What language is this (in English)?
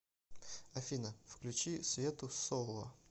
Russian